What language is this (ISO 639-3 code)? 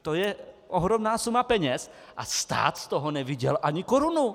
ces